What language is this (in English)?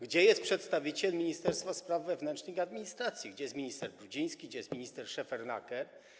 Polish